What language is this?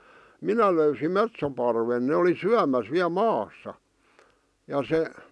Finnish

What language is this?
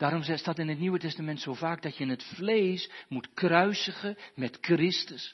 Dutch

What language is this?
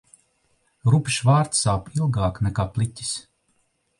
Latvian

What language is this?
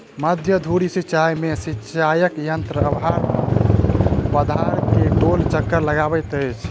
Maithili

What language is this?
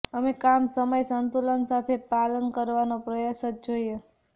Gujarati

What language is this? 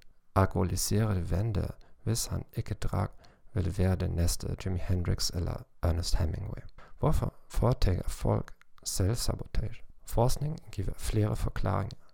Danish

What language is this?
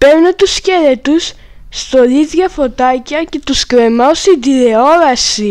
Greek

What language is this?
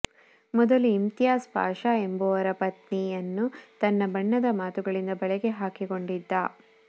Kannada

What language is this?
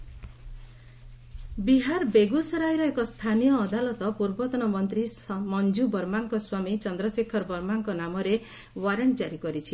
Odia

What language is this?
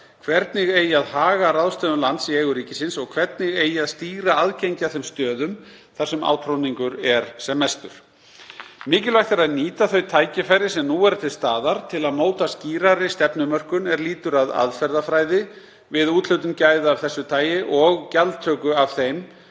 Icelandic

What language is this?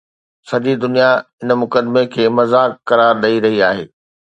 Sindhi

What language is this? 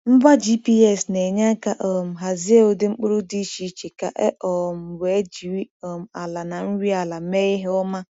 Igbo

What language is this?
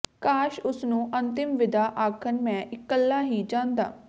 Punjabi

